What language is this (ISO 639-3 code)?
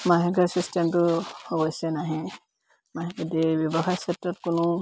asm